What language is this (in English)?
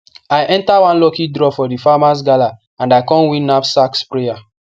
Nigerian Pidgin